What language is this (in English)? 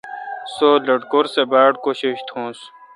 Kalkoti